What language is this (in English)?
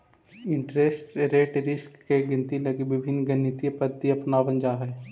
Magahi